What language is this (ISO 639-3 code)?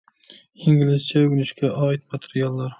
uig